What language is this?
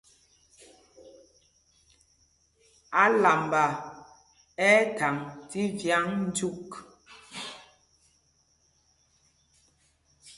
Mpumpong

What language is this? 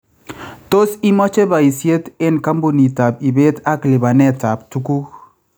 Kalenjin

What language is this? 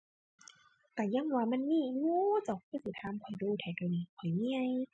Thai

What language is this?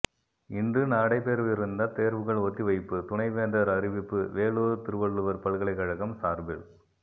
Tamil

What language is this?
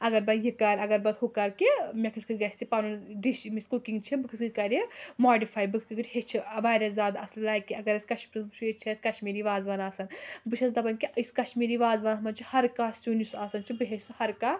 Kashmiri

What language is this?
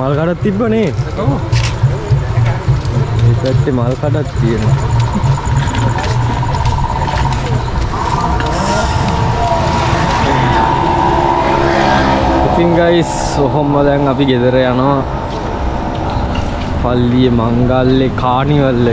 Indonesian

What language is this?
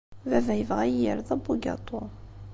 Kabyle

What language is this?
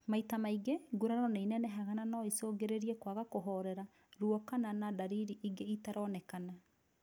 Kikuyu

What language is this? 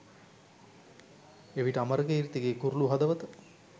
Sinhala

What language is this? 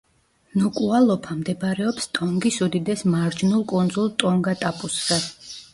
Georgian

